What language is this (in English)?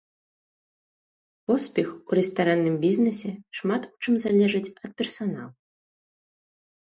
Belarusian